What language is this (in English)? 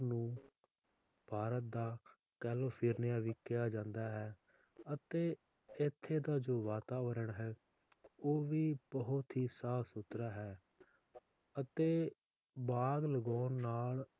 Punjabi